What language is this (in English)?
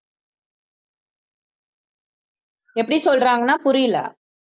Tamil